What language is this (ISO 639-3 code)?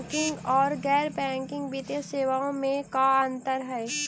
mag